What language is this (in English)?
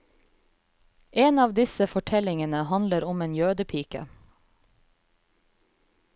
Norwegian